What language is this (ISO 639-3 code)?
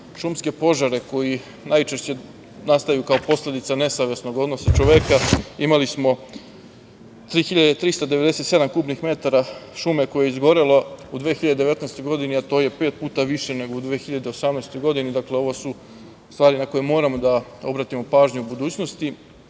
srp